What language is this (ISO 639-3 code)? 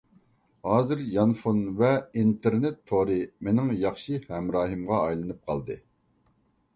uig